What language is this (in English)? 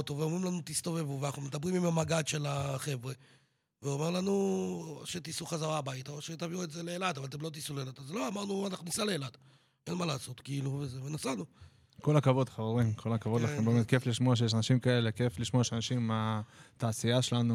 Hebrew